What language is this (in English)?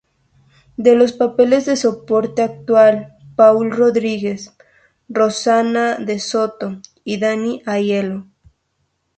Spanish